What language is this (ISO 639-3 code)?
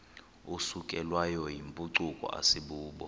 xho